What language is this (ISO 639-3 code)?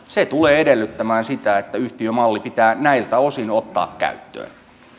fin